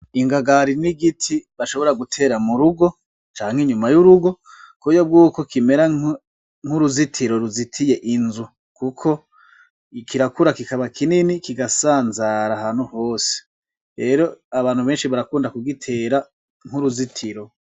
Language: Rundi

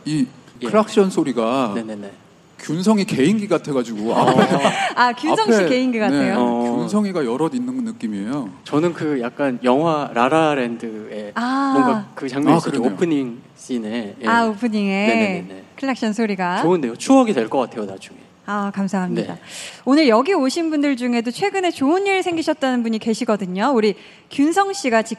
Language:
Korean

